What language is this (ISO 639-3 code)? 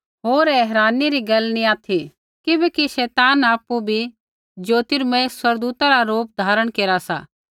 kfx